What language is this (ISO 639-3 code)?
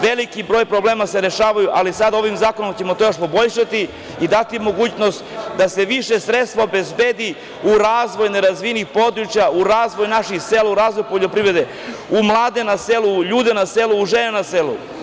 srp